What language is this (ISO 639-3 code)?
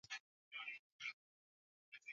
swa